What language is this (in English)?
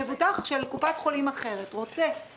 Hebrew